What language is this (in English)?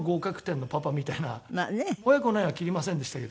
Japanese